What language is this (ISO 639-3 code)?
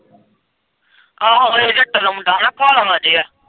pan